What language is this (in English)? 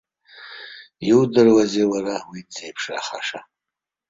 Abkhazian